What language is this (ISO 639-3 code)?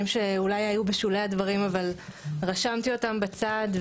heb